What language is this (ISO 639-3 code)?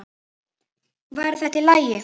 isl